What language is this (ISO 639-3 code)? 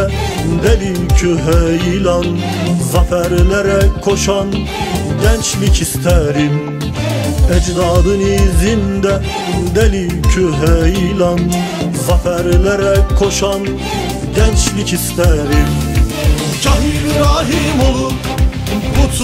tur